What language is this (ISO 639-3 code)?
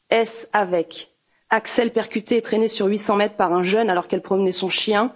fra